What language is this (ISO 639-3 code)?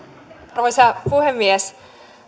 fin